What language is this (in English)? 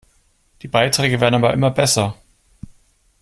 German